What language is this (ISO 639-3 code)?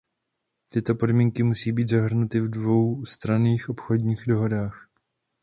ces